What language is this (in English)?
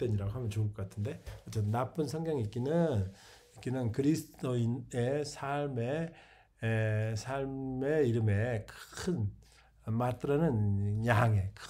Korean